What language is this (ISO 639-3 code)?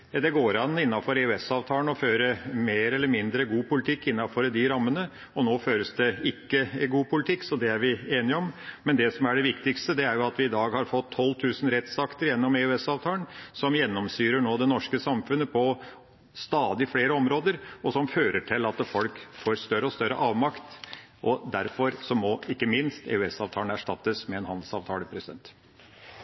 nob